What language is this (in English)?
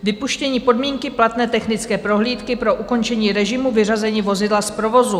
Czech